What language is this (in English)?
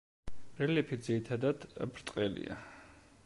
Georgian